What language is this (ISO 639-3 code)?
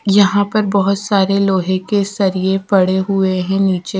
hin